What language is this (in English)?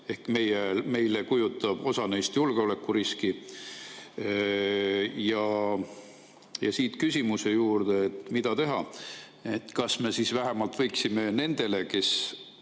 Estonian